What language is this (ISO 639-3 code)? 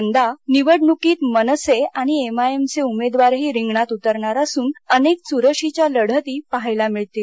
mar